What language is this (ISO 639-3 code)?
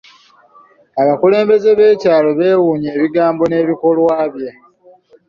lug